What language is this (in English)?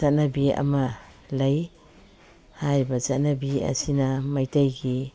Manipuri